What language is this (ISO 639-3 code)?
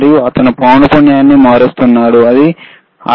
tel